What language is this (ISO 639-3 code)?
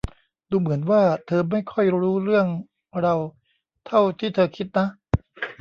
tha